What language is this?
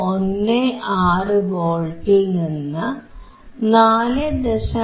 Malayalam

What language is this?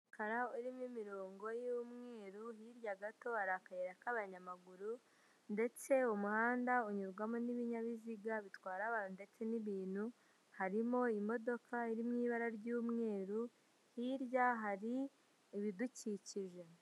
Kinyarwanda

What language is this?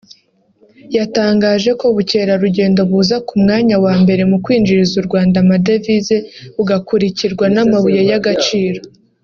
Kinyarwanda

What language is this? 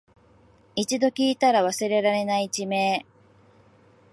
Japanese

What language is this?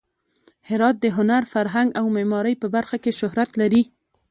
Pashto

